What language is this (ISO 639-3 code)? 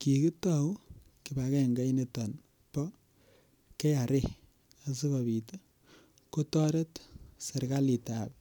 kln